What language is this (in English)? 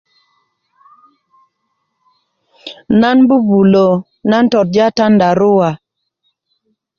Kuku